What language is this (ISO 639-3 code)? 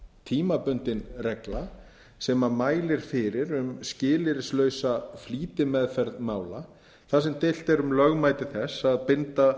isl